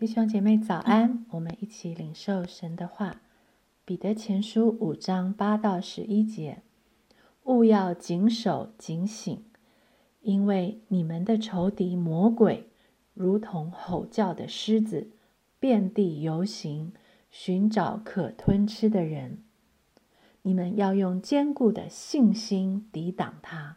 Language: Chinese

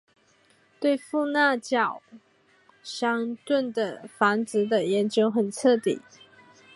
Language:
Chinese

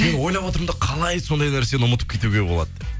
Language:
Kazakh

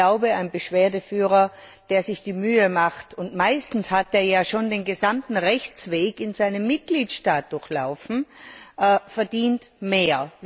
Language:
German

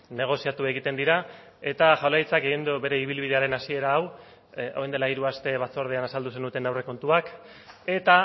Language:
Basque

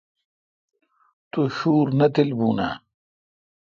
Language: Kalkoti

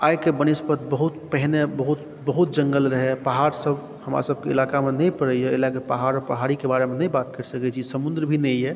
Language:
Maithili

